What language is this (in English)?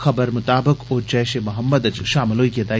Dogri